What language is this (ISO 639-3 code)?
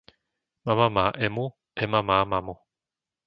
slk